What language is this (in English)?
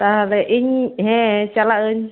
Santali